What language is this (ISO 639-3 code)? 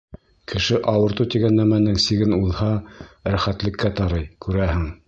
bak